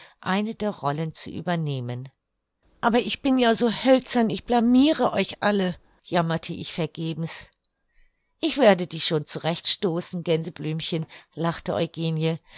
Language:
German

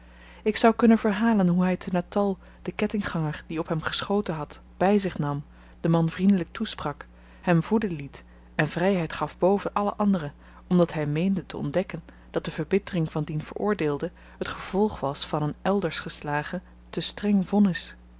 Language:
Dutch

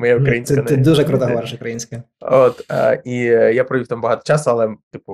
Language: Ukrainian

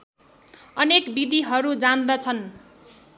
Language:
Nepali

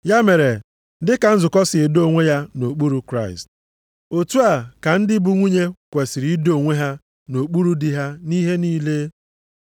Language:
Igbo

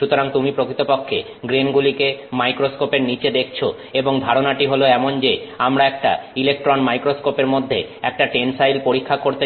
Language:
Bangla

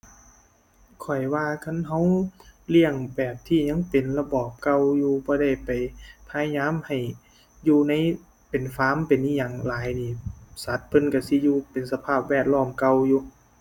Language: Thai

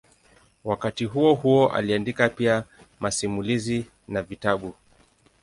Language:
Swahili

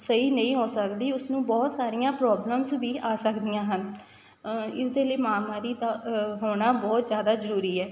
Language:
Punjabi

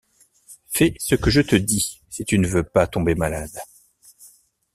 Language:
French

